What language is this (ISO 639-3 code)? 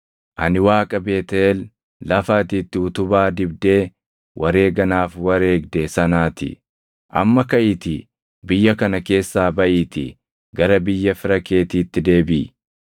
orm